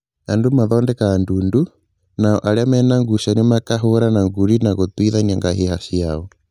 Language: Kikuyu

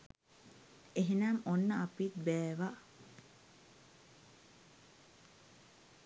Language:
Sinhala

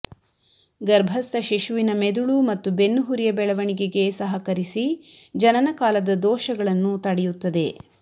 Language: Kannada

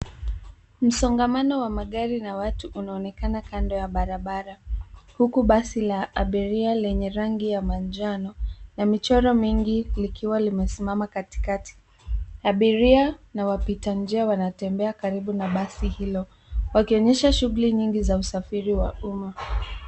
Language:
Swahili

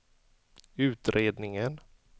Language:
Swedish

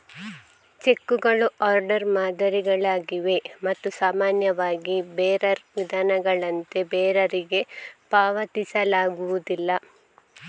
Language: Kannada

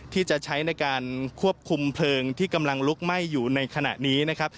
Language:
Thai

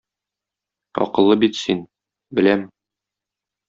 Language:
Tatar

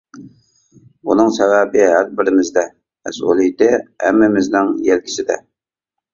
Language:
Uyghur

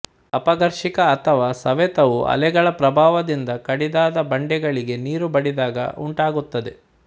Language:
Kannada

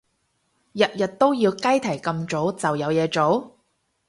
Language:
Cantonese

